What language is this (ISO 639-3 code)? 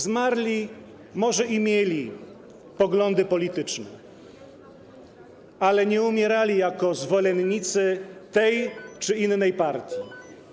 pol